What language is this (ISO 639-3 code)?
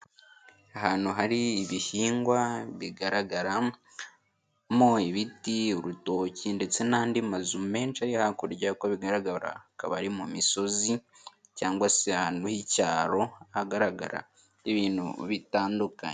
kin